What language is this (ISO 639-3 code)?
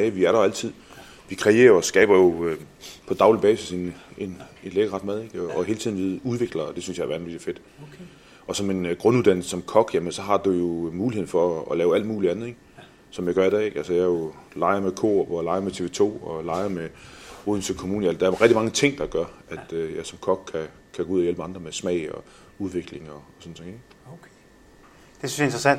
dan